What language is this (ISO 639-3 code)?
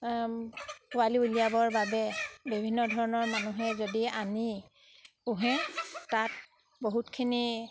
asm